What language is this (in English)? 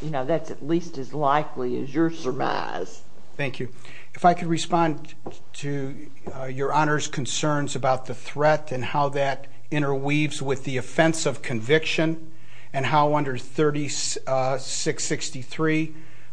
English